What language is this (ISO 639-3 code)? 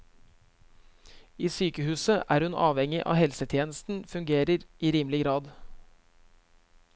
nor